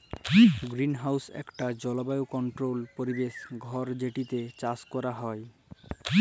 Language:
Bangla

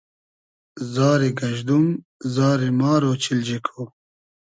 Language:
Hazaragi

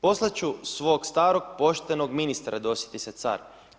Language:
Croatian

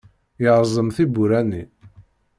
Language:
Kabyle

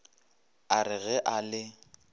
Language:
Northern Sotho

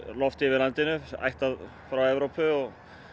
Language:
Icelandic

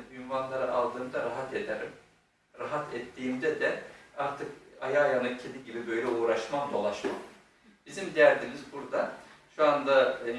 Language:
Turkish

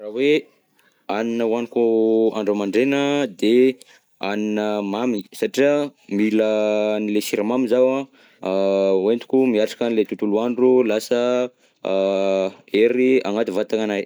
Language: Southern Betsimisaraka Malagasy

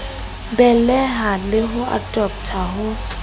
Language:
Southern Sotho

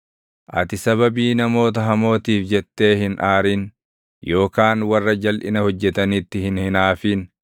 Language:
Oromo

